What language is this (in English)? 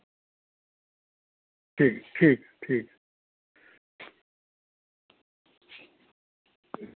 Dogri